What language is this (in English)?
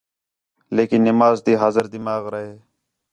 Khetrani